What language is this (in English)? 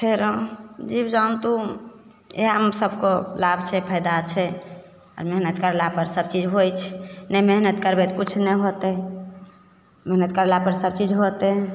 Maithili